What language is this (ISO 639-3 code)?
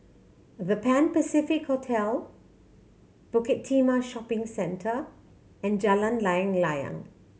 eng